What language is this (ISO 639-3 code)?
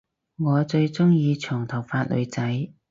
yue